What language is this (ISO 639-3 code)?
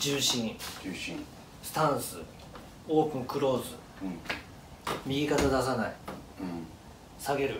jpn